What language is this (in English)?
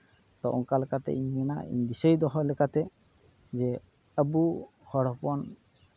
Santali